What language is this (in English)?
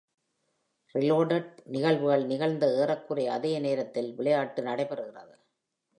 Tamil